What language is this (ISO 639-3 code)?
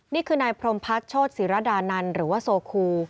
tha